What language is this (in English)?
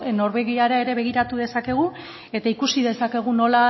Basque